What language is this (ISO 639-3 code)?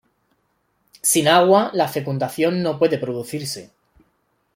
spa